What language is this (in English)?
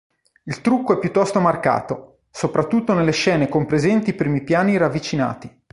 Italian